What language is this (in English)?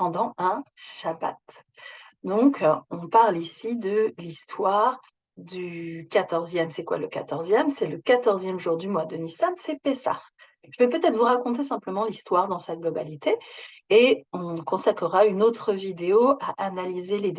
French